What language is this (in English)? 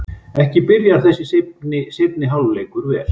Icelandic